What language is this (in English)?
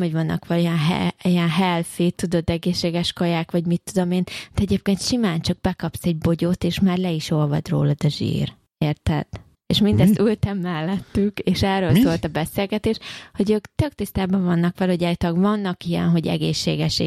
Hungarian